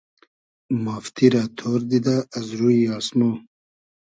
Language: Hazaragi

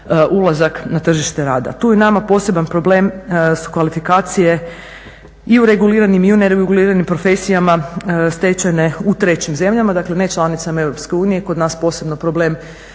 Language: Croatian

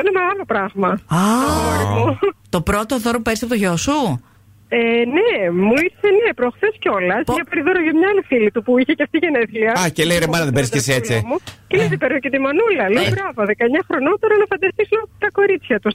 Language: Greek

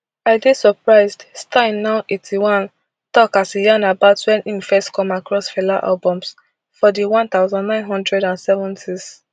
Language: Nigerian Pidgin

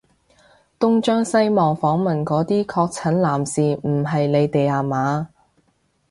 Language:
Cantonese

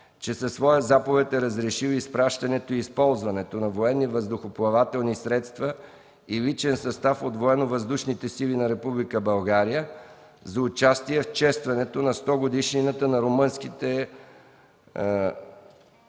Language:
Bulgarian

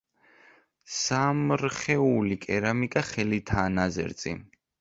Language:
Georgian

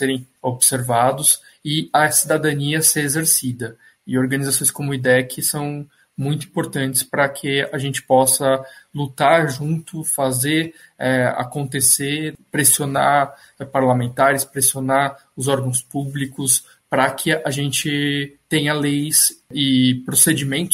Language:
Portuguese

